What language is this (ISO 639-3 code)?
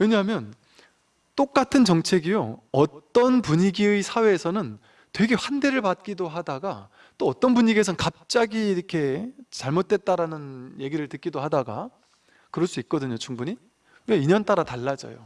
kor